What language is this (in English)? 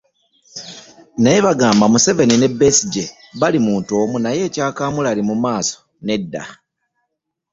Ganda